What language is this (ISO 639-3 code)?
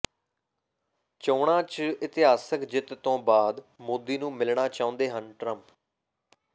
pan